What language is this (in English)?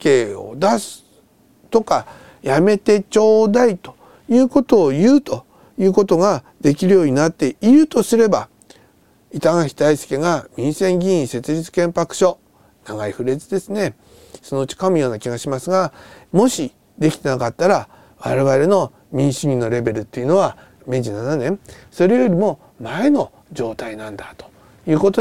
Japanese